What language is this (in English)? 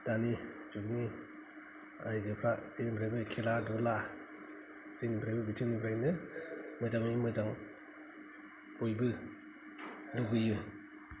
Bodo